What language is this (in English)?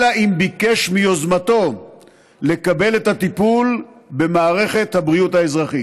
Hebrew